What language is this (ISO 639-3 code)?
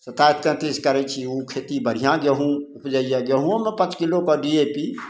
mai